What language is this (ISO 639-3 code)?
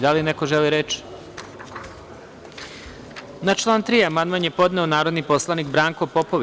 srp